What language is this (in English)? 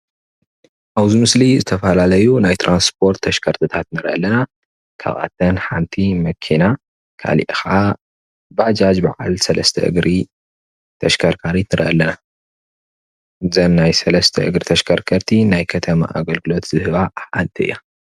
Tigrinya